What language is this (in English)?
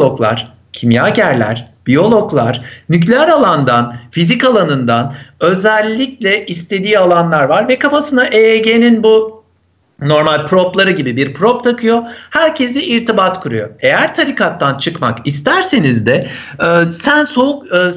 Turkish